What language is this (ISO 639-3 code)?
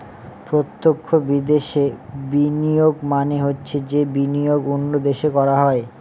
ben